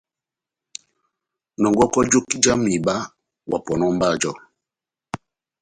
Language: Batanga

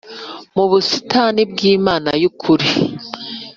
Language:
Kinyarwanda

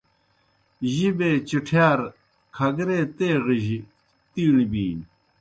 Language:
Kohistani Shina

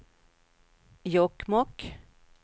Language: Swedish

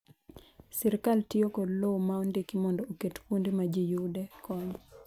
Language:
Luo (Kenya and Tanzania)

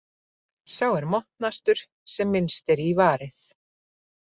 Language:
Icelandic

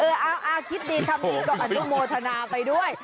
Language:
Thai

